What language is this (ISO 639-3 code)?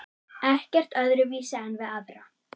isl